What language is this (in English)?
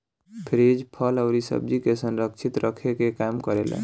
Bhojpuri